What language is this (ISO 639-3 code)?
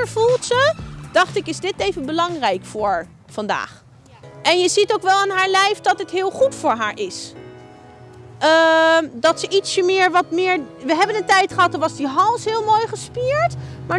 nld